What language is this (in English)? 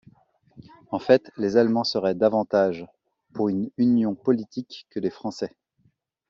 French